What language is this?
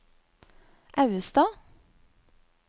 Norwegian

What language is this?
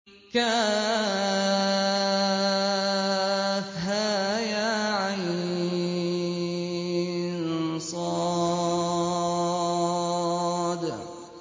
Arabic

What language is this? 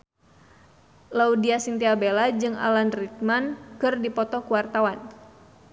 Sundanese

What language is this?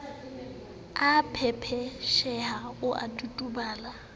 Southern Sotho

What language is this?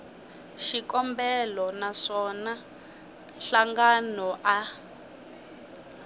Tsonga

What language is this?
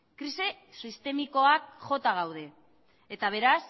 Basque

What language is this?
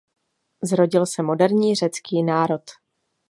Czech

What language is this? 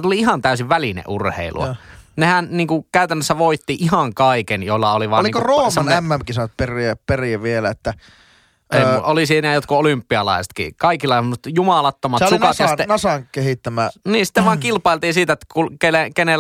Finnish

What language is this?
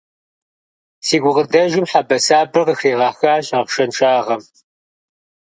Kabardian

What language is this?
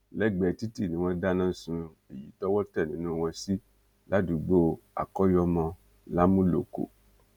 Yoruba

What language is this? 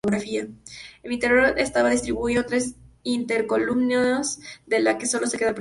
Spanish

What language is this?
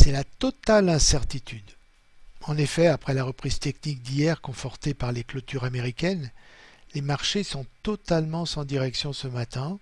French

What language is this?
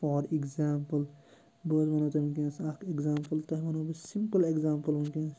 Kashmiri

